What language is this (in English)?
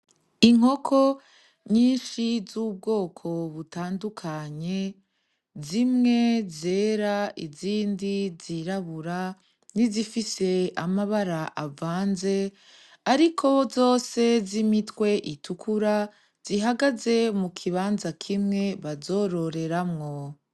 Rundi